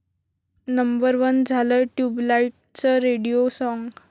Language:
Marathi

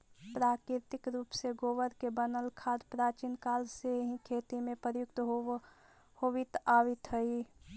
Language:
Magahi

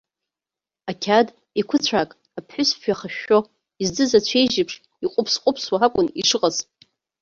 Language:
Abkhazian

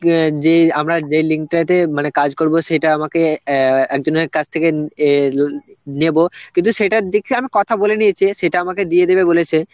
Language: Bangla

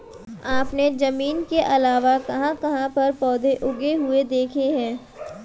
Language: Hindi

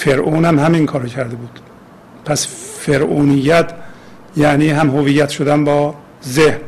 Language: Persian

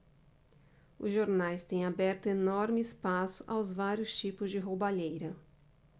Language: Portuguese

